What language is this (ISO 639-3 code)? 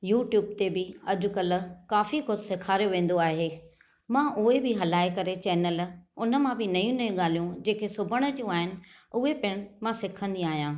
snd